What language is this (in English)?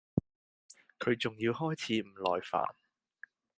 Cantonese